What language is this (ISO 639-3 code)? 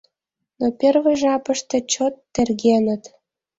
chm